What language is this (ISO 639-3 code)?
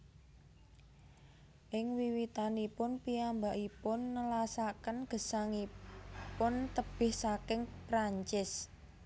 jav